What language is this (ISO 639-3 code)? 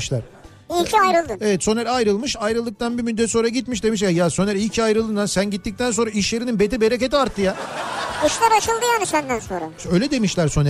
tur